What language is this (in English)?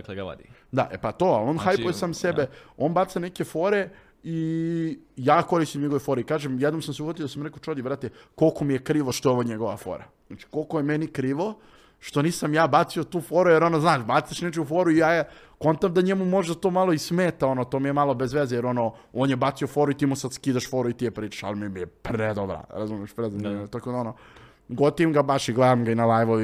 Croatian